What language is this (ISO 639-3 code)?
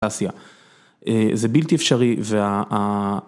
heb